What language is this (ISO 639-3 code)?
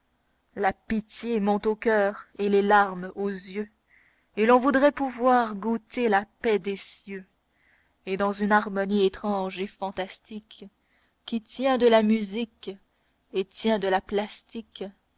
fra